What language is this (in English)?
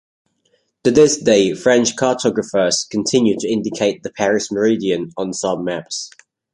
English